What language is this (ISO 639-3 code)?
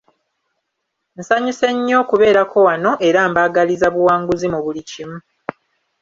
lug